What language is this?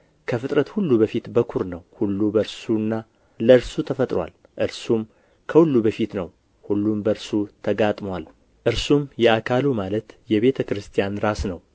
Amharic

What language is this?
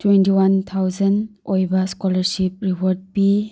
Manipuri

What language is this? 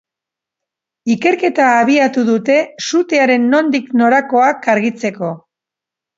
Basque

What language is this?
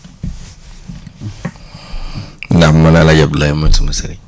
Wolof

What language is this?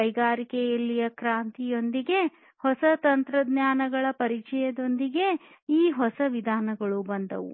Kannada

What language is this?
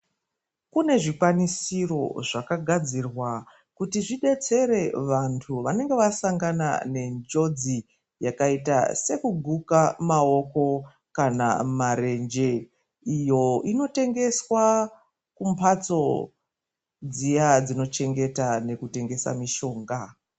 Ndau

